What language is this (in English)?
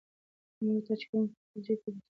Pashto